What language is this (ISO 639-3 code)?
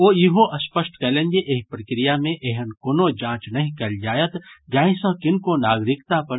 mai